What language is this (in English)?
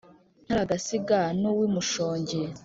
Kinyarwanda